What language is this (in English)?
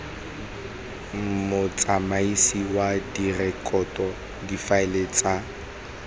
Tswana